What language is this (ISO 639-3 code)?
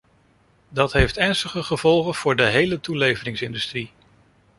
nld